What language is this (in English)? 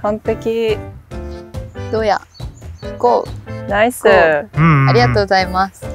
Japanese